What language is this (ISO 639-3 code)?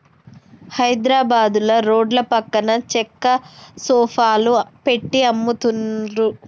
tel